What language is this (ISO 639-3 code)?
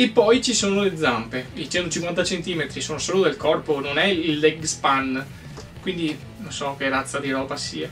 ita